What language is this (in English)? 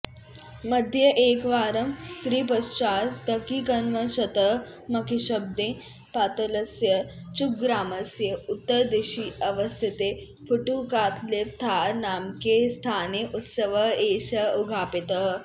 Sanskrit